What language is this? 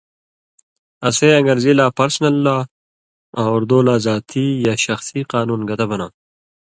Indus Kohistani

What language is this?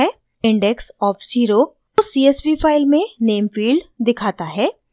Hindi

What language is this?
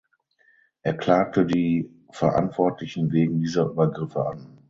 German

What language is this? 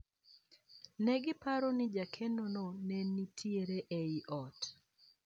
Luo (Kenya and Tanzania)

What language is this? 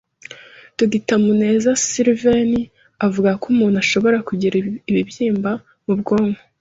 Kinyarwanda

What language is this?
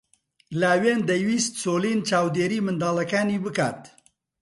Central Kurdish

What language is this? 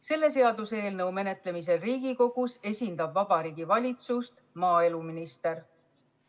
Estonian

